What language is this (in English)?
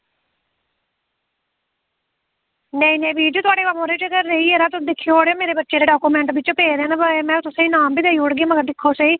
Dogri